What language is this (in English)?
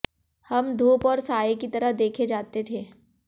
Hindi